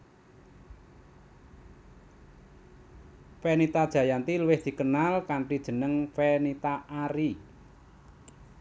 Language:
Javanese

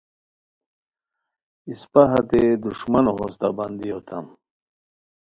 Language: Khowar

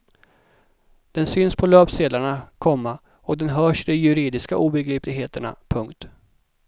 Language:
Swedish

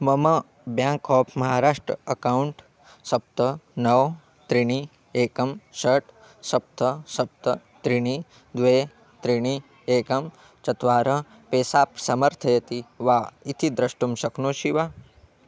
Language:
Sanskrit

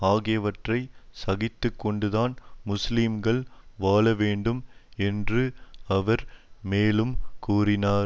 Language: Tamil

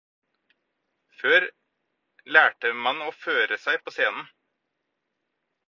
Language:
Norwegian Bokmål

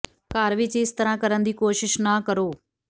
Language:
Punjabi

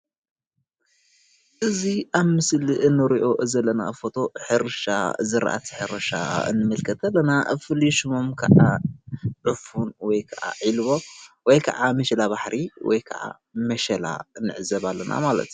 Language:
Tigrinya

